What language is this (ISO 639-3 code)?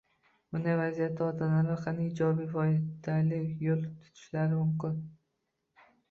uzb